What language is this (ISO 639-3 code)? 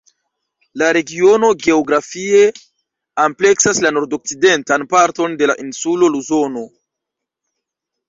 epo